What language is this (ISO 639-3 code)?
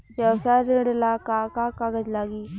bho